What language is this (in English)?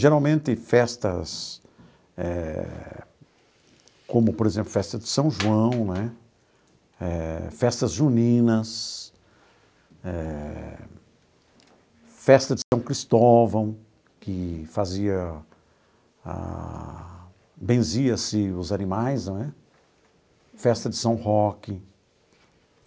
Portuguese